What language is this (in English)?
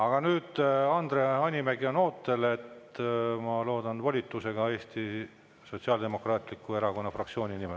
Estonian